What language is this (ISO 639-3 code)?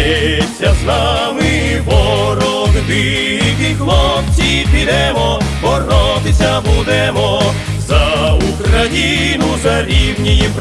ukr